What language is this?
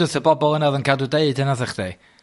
Welsh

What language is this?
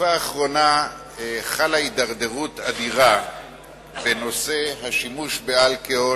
Hebrew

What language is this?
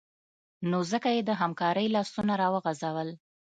Pashto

